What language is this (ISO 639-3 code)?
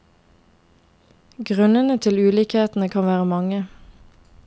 nor